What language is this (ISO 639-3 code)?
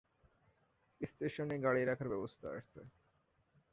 ben